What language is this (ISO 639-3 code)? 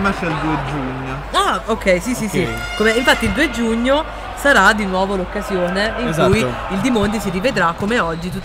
ita